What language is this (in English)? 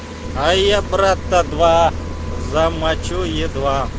Russian